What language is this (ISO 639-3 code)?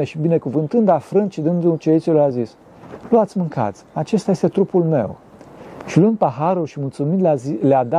ron